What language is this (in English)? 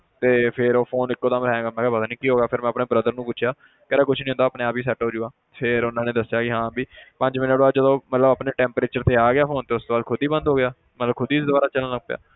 Punjabi